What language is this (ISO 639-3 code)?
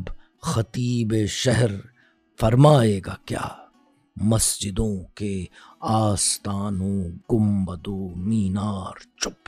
urd